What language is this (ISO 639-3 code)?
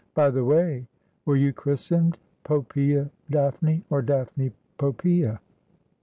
eng